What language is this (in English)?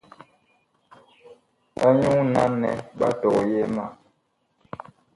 Bakoko